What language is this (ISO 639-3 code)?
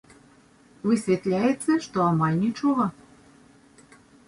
bel